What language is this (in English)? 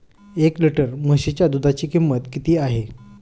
Marathi